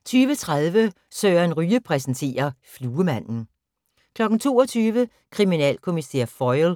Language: Danish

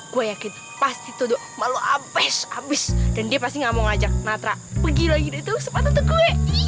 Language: Indonesian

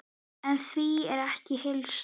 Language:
Icelandic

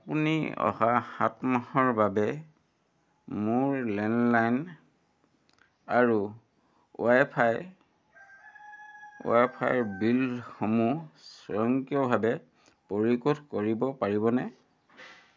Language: Assamese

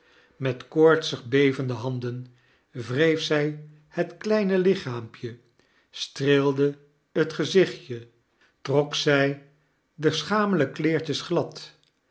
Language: Dutch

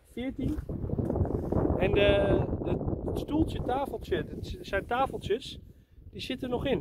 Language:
Dutch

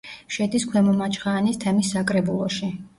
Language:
Georgian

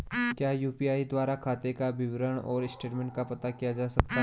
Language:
Hindi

